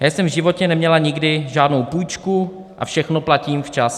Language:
Czech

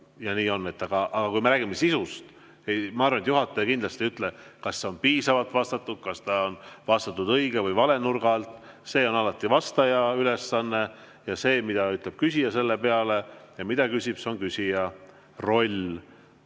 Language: Estonian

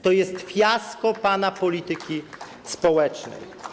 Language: Polish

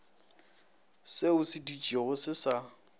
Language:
Northern Sotho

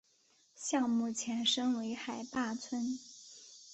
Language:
Chinese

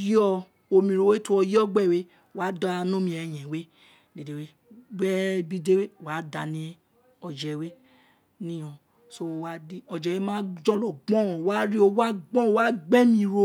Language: Isekiri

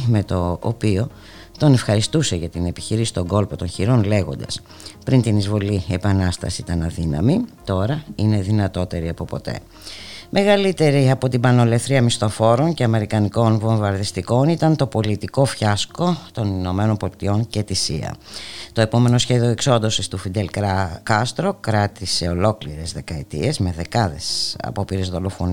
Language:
Greek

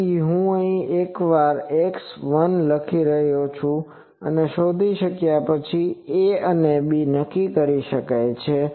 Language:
Gujarati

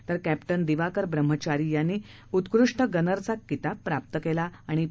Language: Marathi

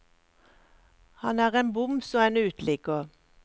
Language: Norwegian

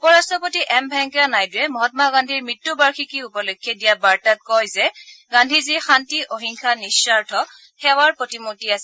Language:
Assamese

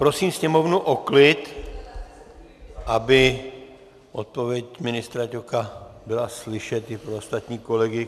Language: Czech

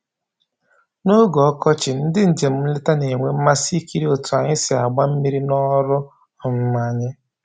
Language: Igbo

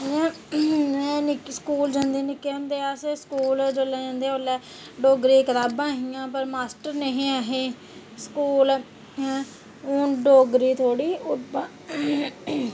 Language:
Dogri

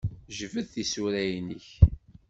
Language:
Kabyle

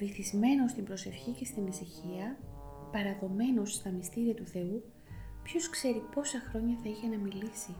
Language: Greek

